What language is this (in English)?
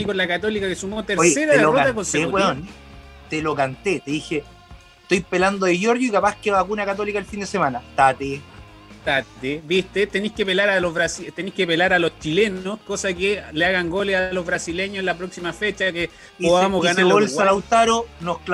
Spanish